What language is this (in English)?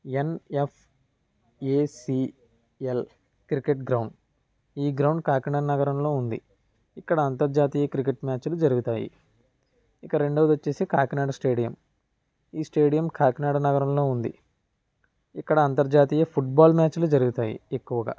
Telugu